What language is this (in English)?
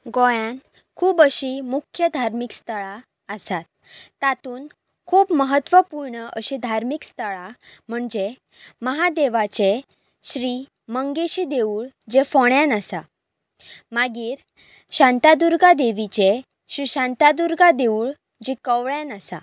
Konkani